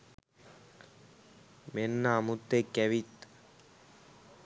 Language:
Sinhala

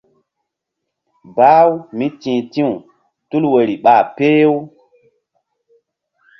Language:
Mbum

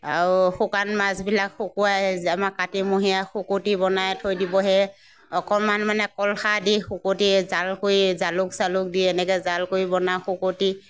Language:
Assamese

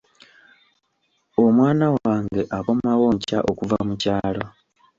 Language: Ganda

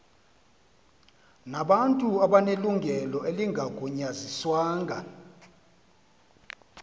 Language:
Xhosa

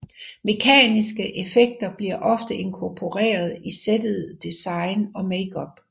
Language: Danish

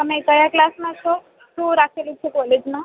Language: Gujarati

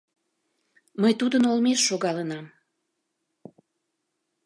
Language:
Mari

